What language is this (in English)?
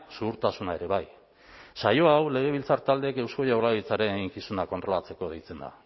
Basque